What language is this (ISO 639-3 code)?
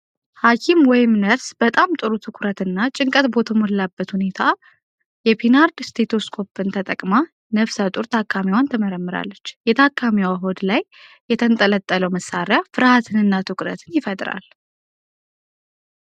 amh